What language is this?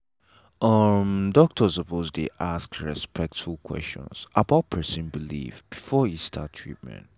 Nigerian Pidgin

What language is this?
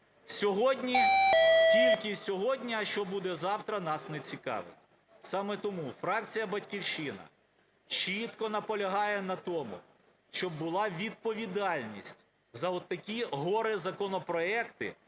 Ukrainian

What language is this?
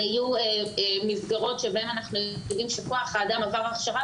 Hebrew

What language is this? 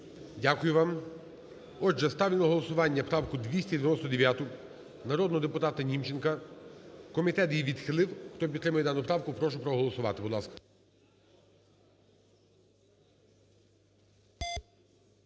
Ukrainian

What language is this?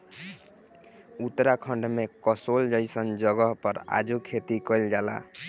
Bhojpuri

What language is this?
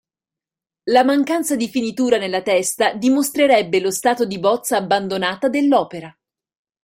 Italian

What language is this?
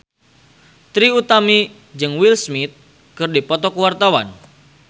Sundanese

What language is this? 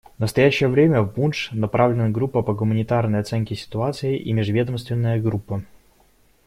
Russian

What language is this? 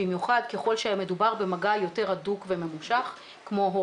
Hebrew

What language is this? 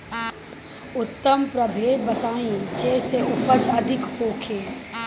Bhojpuri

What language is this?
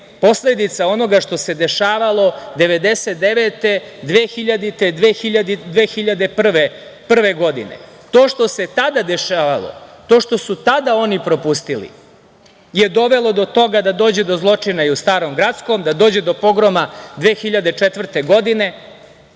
Serbian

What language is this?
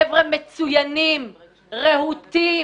Hebrew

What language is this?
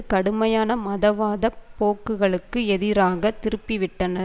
Tamil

